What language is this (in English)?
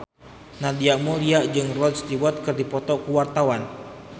Sundanese